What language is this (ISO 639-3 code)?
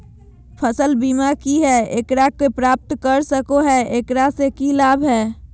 mag